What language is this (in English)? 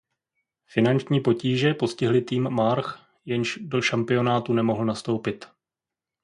Czech